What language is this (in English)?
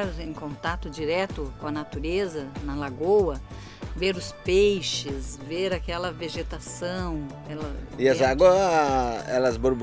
Portuguese